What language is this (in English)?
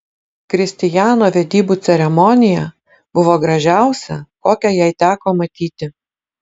Lithuanian